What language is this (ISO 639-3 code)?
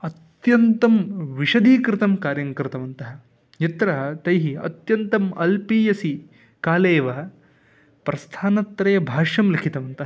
san